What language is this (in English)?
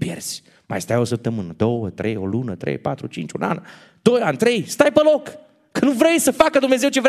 Romanian